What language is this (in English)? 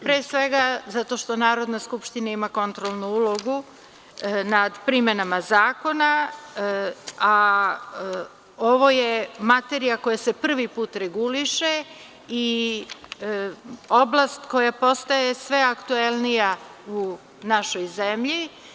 Serbian